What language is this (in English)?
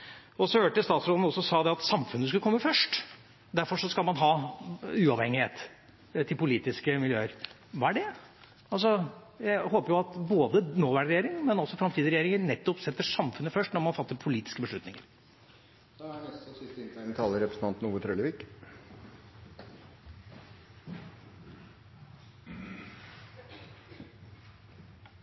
Norwegian